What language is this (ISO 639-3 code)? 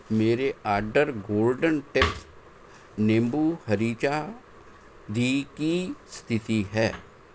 pan